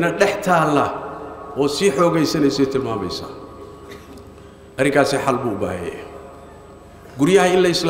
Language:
Arabic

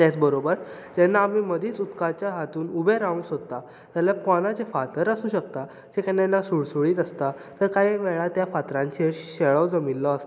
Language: Konkani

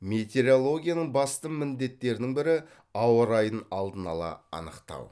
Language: Kazakh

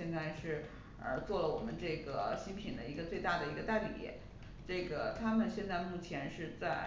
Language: Chinese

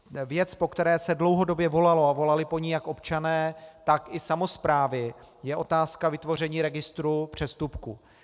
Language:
Czech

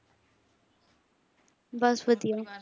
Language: Punjabi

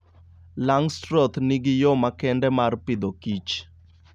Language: Luo (Kenya and Tanzania)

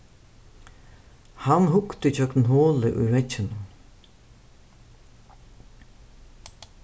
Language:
Faroese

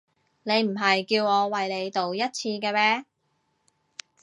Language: Cantonese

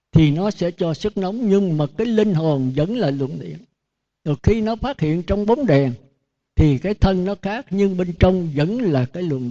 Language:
Vietnamese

